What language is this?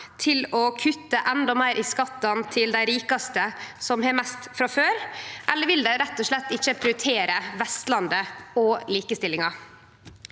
Norwegian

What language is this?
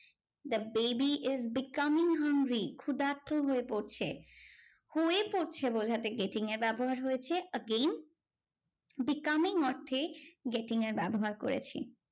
Bangla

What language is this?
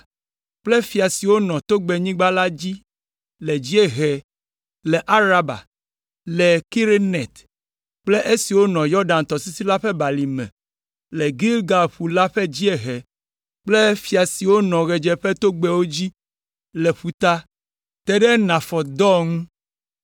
Ewe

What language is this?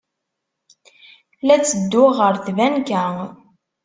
Kabyle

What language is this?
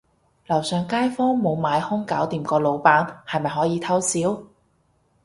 Cantonese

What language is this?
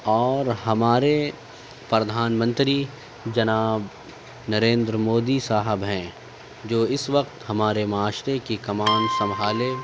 Urdu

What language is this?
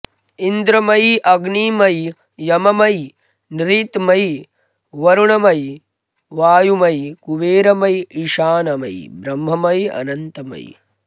Sanskrit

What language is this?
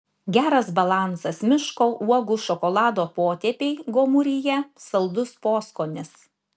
Lithuanian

